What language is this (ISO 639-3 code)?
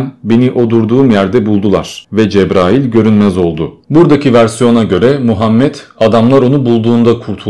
tur